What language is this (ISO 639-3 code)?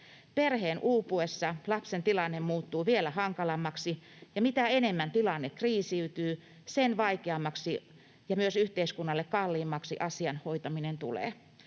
fin